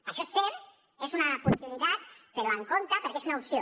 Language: Catalan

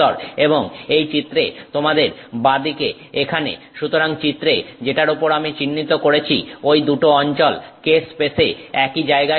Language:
Bangla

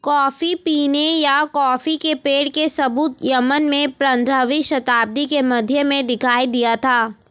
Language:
Hindi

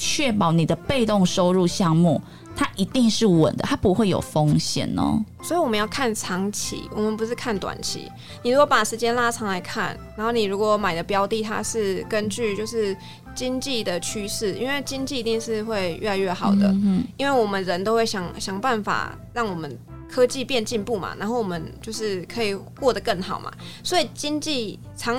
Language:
Chinese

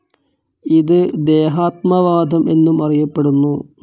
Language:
Malayalam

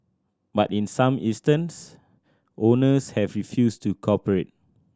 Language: English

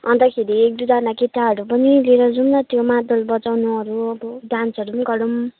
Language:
Nepali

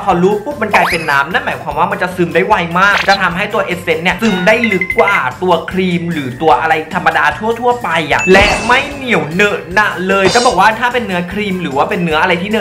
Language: Thai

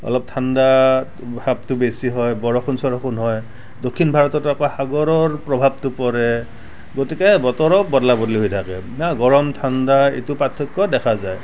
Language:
Assamese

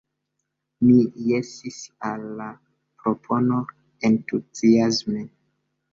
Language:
Esperanto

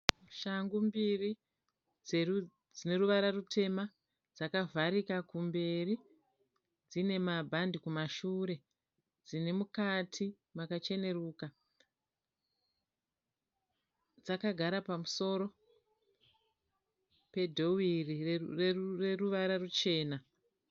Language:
Shona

